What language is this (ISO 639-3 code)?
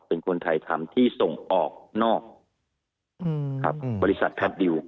tha